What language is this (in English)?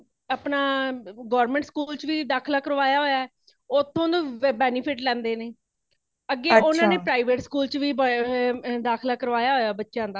Punjabi